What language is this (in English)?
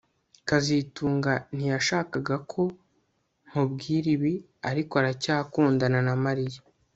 Kinyarwanda